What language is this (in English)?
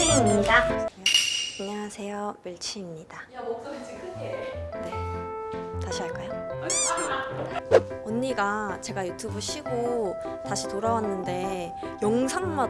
Korean